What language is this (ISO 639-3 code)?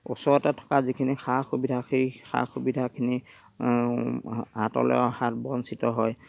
asm